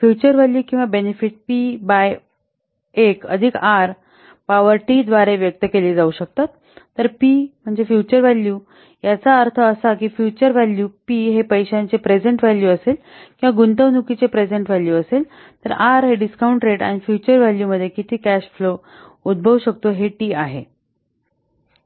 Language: Marathi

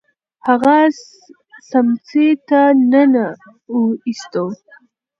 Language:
Pashto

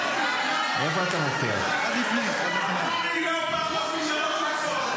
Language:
Hebrew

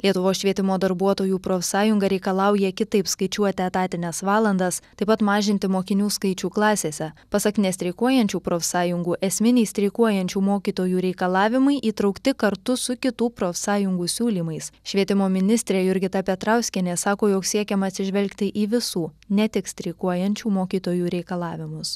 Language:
Lithuanian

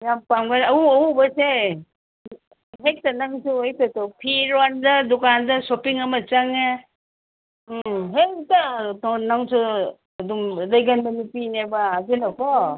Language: Manipuri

